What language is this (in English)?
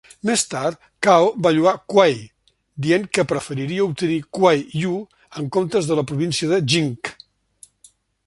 Catalan